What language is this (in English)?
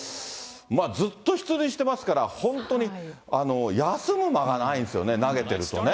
Japanese